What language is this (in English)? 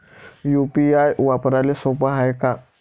Marathi